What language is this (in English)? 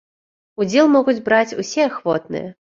Belarusian